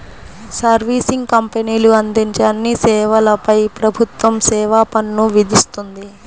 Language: Telugu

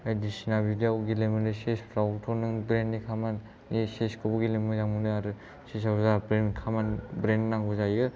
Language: Bodo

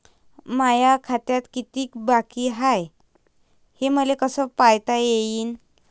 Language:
Marathi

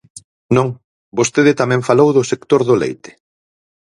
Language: Galician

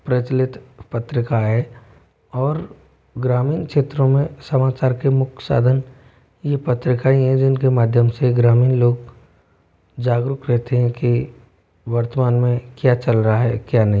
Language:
Hindi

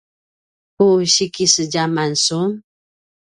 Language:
Paiwan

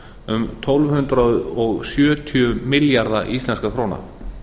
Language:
Icelandic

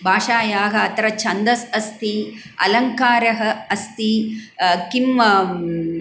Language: Sanskrit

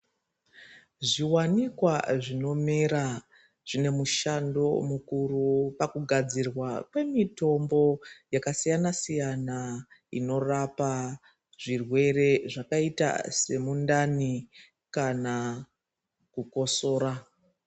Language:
Ndau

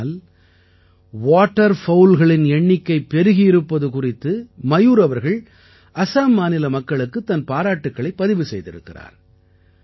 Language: Tamil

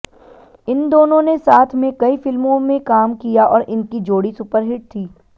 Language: Hindi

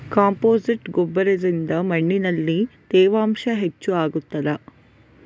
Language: Kannada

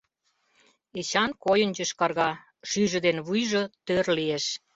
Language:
Mari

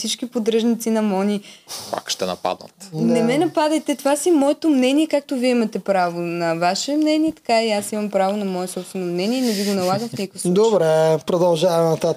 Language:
Bulgarian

